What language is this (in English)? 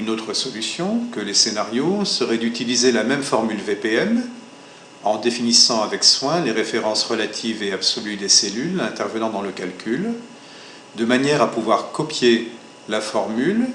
French